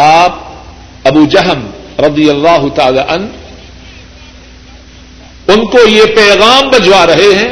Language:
Urdu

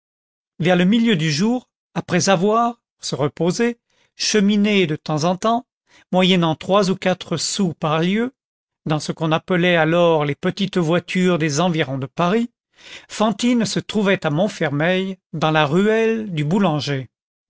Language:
French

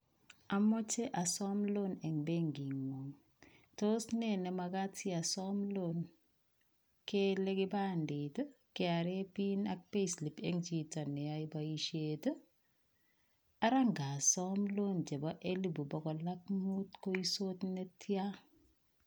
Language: Kalenjin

